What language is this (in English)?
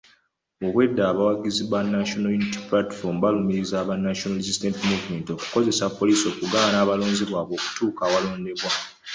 Ganda